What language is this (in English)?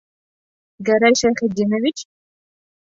Bashkir